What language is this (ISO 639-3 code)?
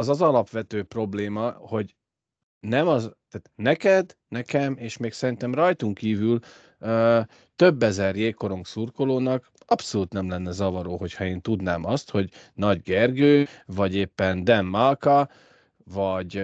hun